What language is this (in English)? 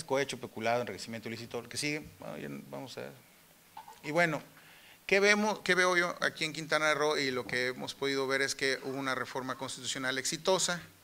Spanish